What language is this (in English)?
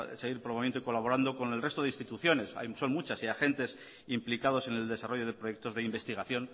Spanish